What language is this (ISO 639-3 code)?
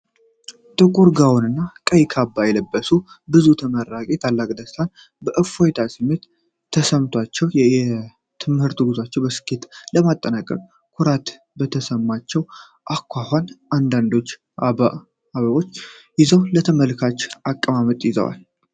amh